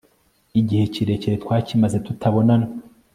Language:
Kinyarwanda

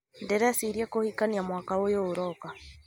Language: Kikuyu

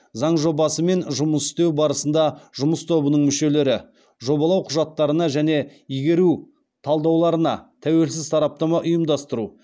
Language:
Kazakh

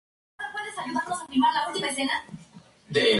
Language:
Spanish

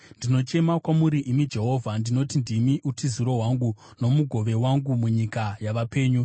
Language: Shona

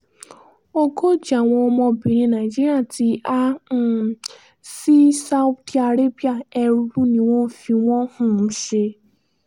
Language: Yoruba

